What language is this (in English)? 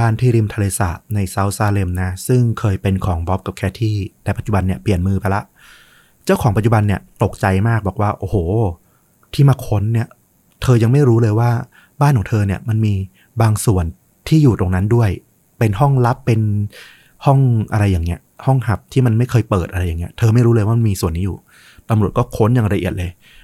Thai